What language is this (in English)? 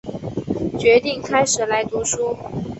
Chinese